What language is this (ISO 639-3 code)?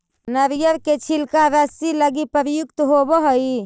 mag